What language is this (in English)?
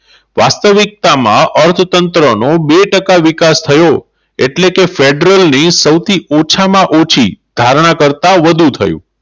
Gujarati